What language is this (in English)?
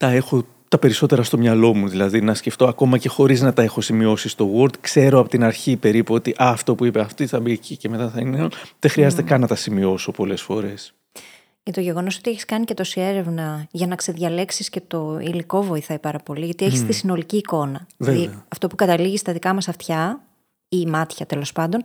Greek